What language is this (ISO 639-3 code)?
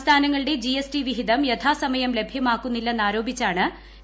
mal